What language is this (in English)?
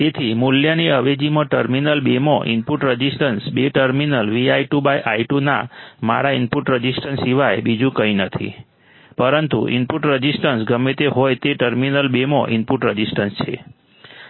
Gujarati